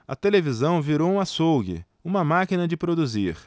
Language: Portuguese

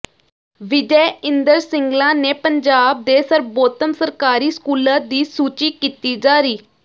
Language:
Punjabi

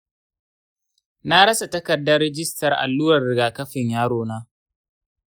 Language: Hausa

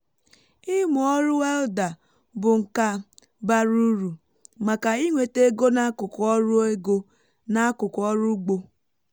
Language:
Igbo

